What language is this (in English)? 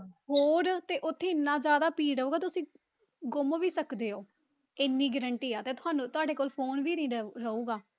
Punjabi